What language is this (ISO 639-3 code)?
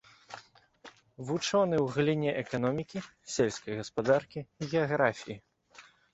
bel